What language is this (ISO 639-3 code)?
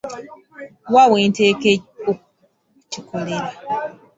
lug